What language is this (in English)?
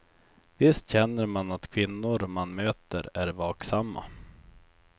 Swedish